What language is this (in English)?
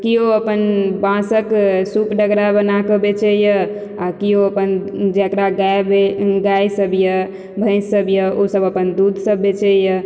Maithili